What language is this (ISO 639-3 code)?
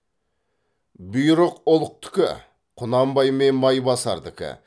kaz